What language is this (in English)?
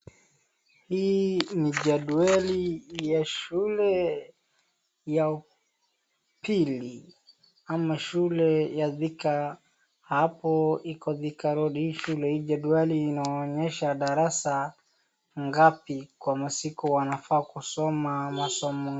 Swahili